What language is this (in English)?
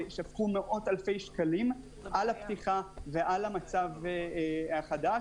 Hebrew